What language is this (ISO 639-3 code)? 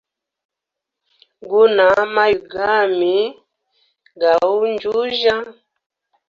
hem